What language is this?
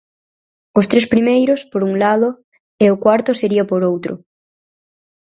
Galician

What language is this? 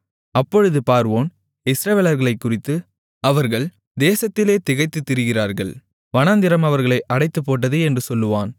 Tamil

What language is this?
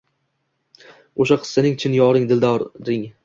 Uzbek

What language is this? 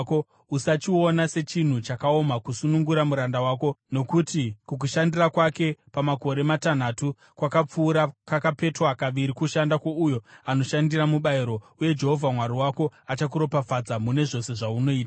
Shona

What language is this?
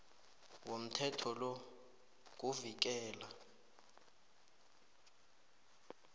South Ndebele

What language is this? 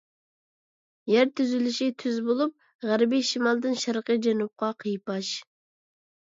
Uyghur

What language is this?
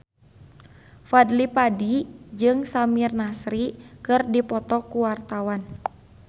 Sundanese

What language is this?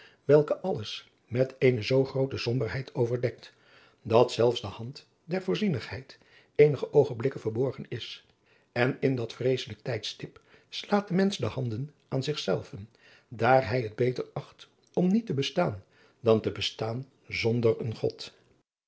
Dutch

